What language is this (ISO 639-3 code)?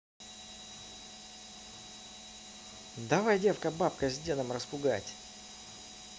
rus